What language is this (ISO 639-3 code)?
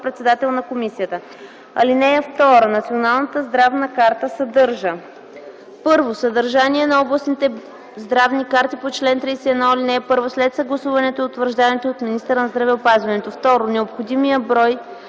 bul